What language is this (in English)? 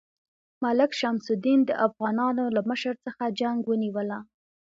Pashto